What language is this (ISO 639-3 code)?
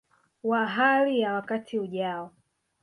swa